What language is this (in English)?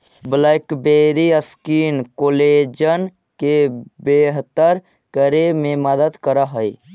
Magahi